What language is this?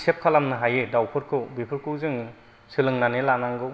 Bodo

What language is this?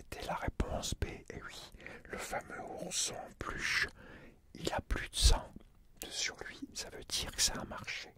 French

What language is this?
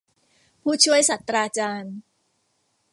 Thai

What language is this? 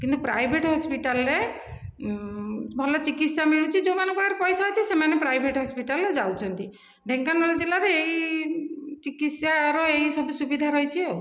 Odia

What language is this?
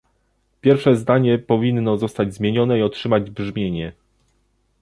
Polish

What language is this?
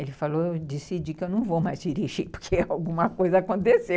Portuguese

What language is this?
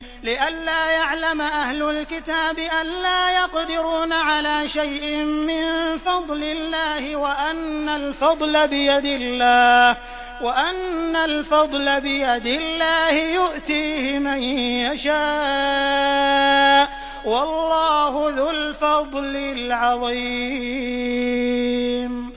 Arabic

